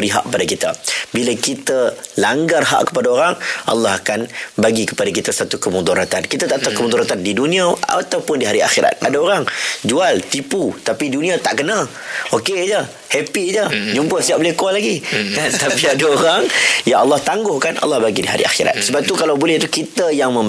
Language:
Malay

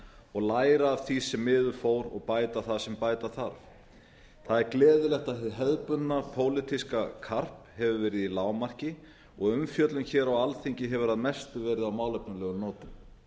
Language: Icelandic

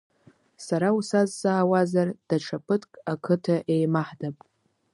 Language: Abkhazian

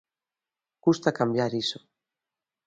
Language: Galician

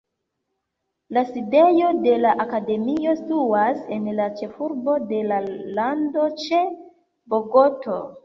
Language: Esperanto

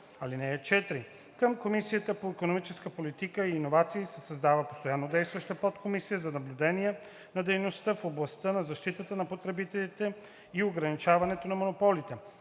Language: Bulgarian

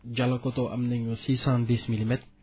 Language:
Wolof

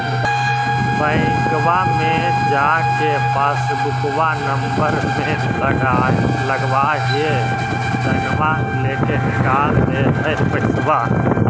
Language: Magahi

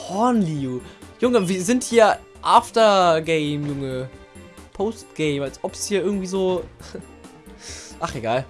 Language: German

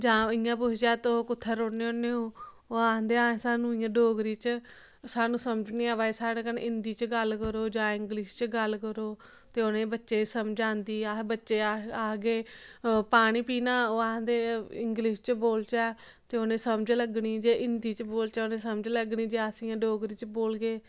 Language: Dogri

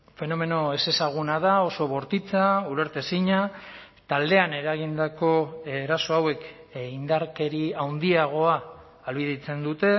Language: Basque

